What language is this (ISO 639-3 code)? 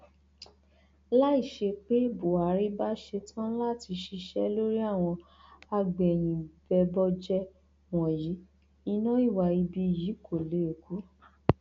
yor